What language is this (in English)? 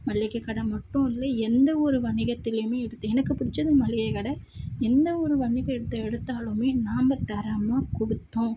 Tamil